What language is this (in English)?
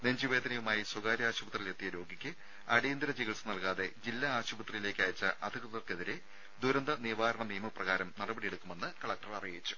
Malayalam